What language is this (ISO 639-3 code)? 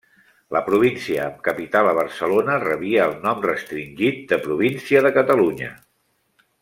cat